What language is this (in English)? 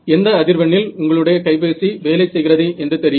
Tamil